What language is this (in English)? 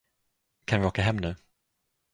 Swedish